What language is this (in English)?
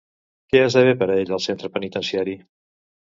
Catalan